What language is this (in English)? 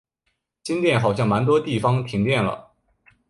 Chinese